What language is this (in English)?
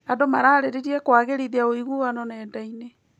Kikuyu